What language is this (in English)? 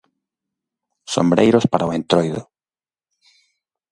Galician